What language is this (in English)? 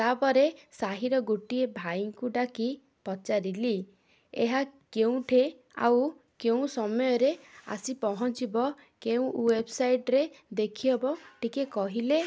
Odia